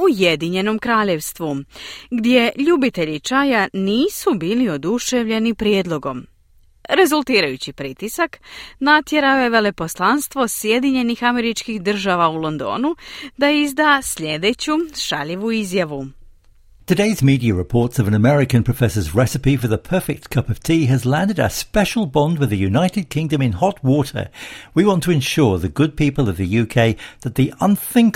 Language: Croatian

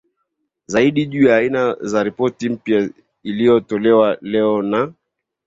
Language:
Swahili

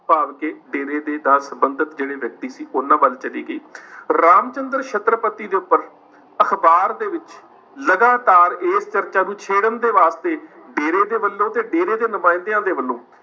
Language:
Punjabi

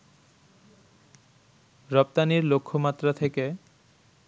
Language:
Bangla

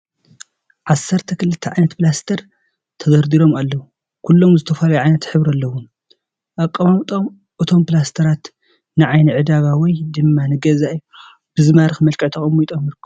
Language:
Tigrinya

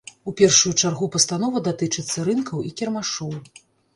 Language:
Belarusian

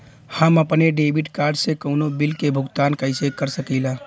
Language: Bhojpuri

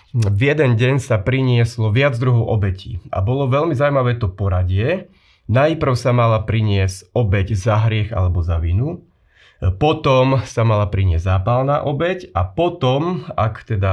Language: Slovak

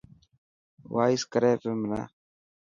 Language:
Dhatki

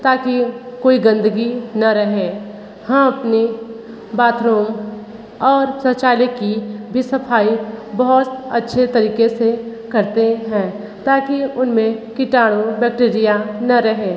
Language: Hindi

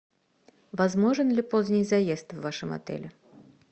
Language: Russian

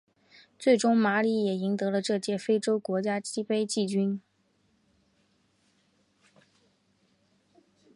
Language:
Chinese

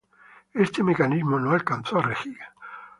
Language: Spanish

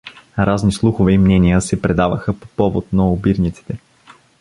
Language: Bulgarian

